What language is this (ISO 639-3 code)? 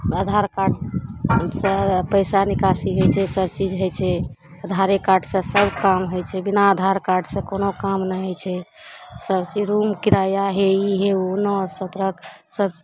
mai